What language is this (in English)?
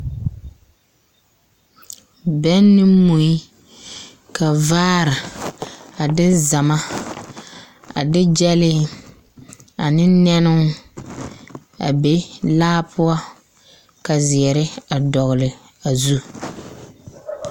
Southern Dagaare